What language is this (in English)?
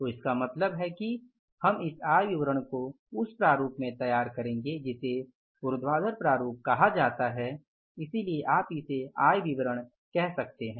Hindi